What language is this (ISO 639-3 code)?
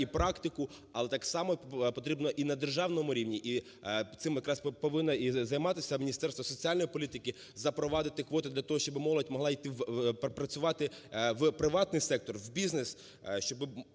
ukr